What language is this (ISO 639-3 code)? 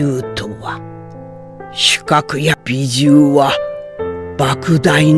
jpn